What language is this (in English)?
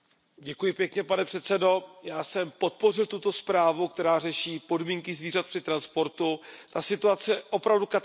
Czech